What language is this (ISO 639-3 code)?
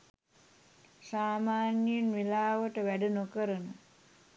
sin